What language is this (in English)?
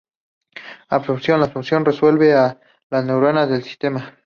Spanish